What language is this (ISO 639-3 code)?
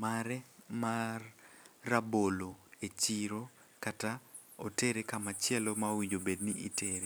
luo